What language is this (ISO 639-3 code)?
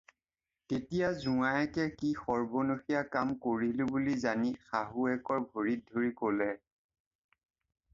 asm